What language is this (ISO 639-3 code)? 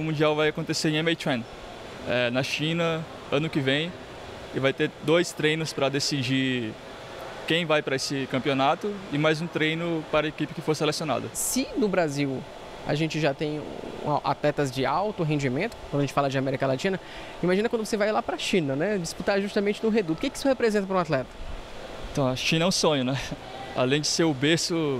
por